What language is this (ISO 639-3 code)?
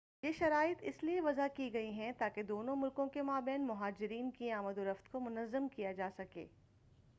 urd